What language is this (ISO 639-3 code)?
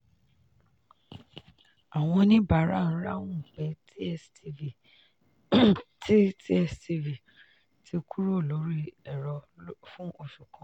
yor